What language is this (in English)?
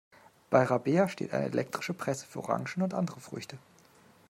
German